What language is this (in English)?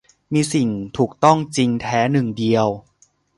Thai